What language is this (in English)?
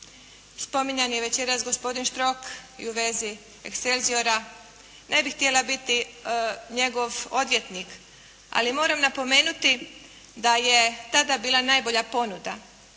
Croatian